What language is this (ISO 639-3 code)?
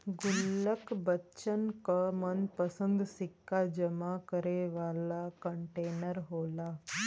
bho